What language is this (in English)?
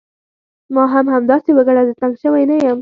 Pashto